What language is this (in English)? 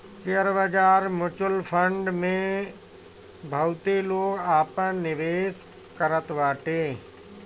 Bhojpuri